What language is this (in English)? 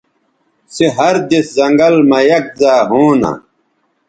Bateri